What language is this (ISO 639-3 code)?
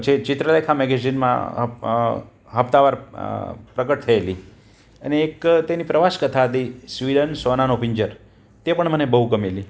guj